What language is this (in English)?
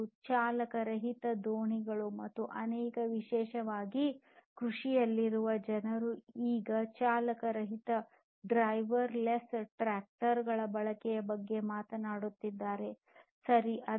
Kannada